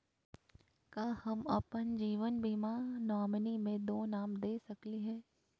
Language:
Magahi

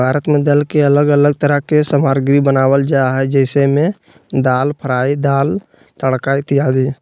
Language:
Magahi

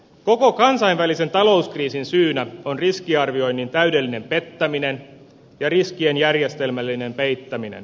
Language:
Finnish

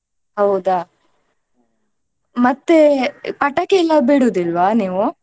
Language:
Kannada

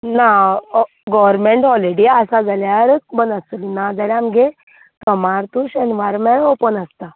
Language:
Konkani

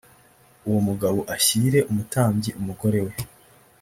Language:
Kinyarwanda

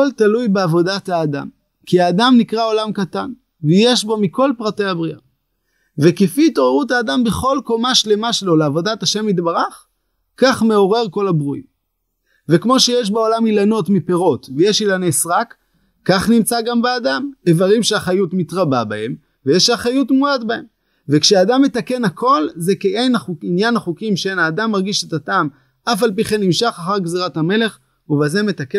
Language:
Hebrew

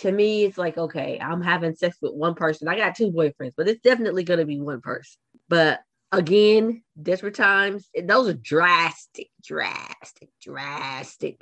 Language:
English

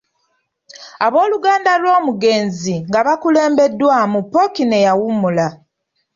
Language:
Ganda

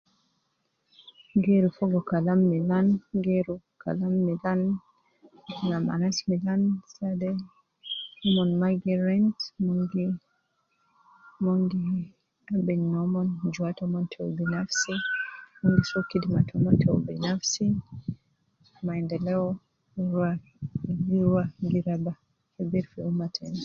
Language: Nubi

